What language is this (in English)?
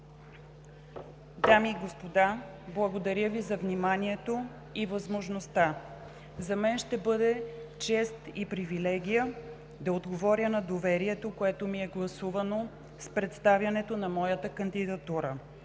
Bulgarian